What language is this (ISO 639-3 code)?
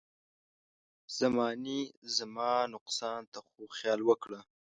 pus